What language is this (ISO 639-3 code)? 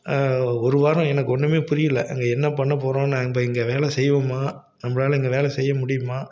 tam